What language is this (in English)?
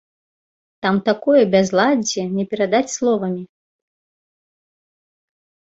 Belarusian